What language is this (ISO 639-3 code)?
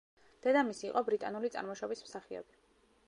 kat